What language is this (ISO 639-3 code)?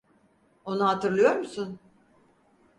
tur